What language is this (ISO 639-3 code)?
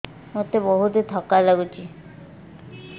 ori